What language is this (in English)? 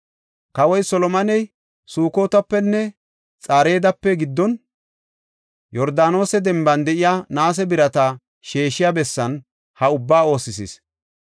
Gofa